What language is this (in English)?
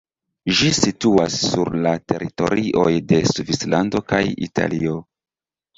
Esperanto